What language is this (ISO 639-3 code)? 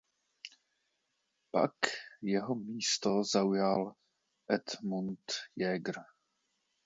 ces